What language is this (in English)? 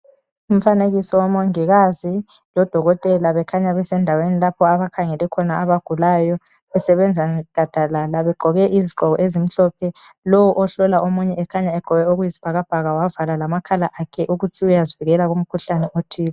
North Ndebele